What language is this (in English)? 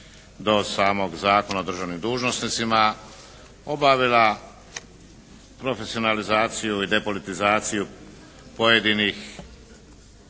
Croatian